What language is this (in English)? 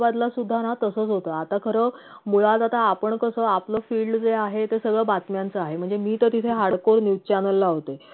Marathi